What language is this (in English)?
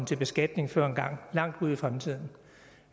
Danish